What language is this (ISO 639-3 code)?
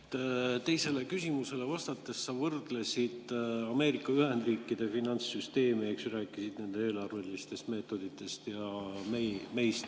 est